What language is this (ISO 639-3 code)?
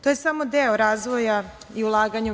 srp